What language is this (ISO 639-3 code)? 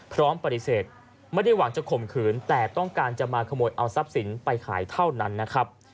tha